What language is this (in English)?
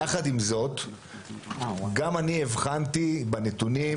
Hebrew